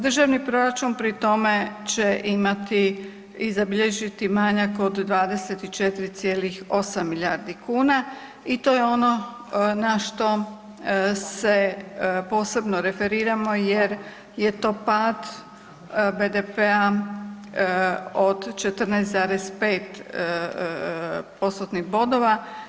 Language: Croatian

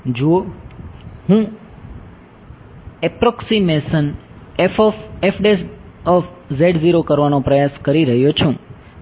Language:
Gujarati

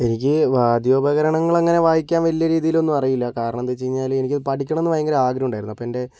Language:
Malayalam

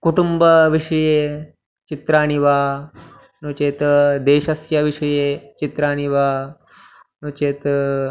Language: Sanskrit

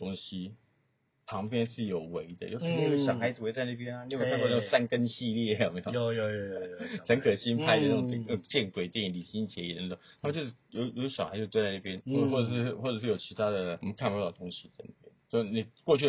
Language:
Chinese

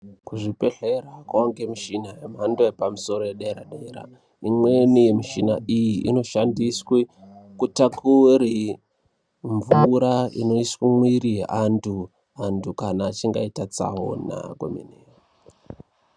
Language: Ndau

